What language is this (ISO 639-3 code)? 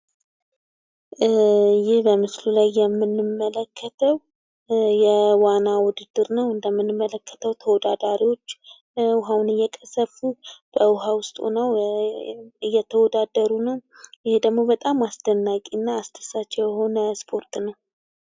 amh